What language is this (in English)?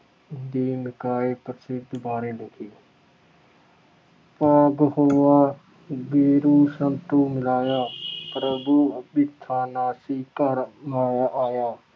Punjabi